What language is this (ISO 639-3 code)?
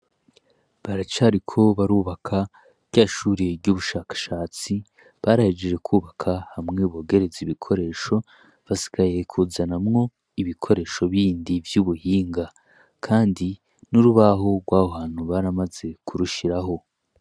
run